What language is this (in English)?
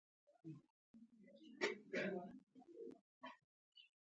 Pashto